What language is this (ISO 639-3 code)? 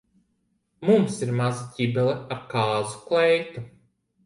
lav